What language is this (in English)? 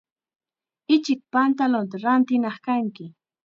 Chiquián Ancash Quechua